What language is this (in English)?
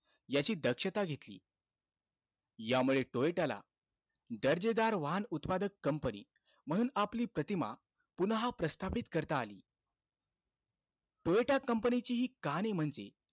Marathi